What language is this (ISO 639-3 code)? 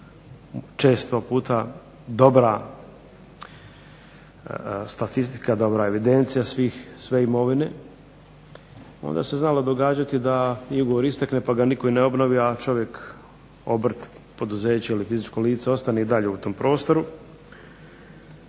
hrv